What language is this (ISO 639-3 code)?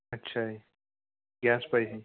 pan